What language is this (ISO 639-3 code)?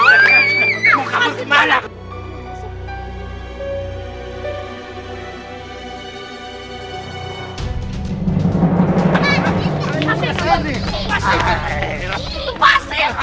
ind